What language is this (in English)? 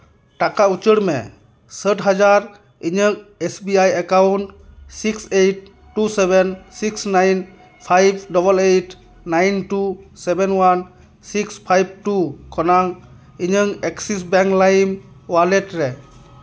Santali